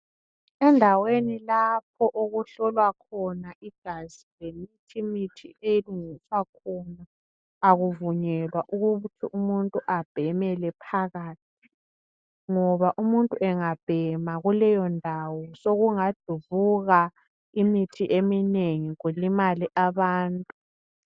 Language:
North Ndebele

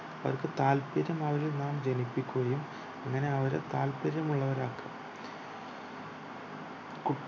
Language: Malayalam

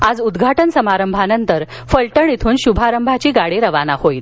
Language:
Marathi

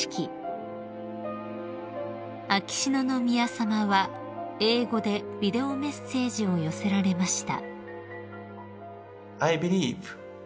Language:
Japanese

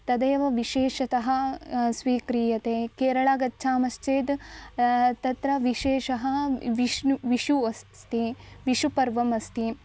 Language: Sanskrit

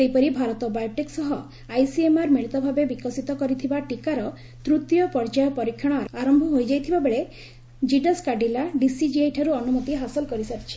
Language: Odia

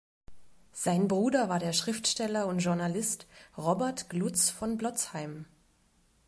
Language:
German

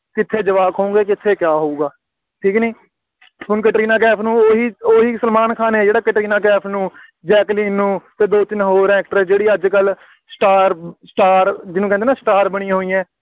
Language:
Punjabi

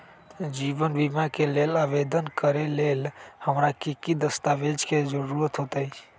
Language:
Magahi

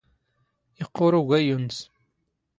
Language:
Standard Moroccan Tamazight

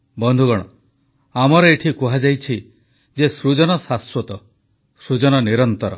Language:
Odia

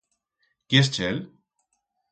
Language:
Aragonese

